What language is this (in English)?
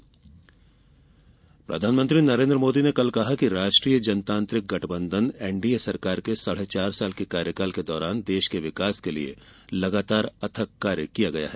Hindi